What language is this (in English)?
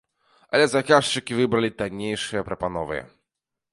Belarusian